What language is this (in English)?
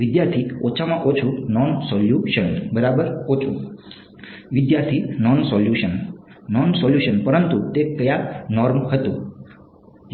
Gujarati